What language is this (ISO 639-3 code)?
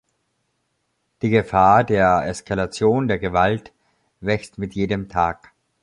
deu